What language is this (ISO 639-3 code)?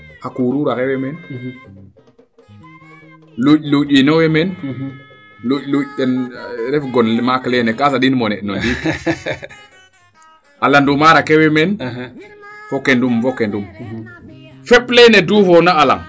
srr